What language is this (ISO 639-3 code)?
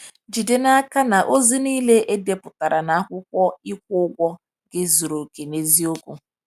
ibo